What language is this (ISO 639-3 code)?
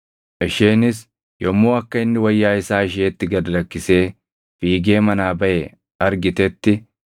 orm